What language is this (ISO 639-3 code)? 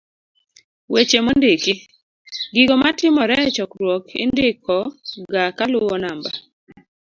luo